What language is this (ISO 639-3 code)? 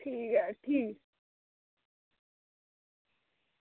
doi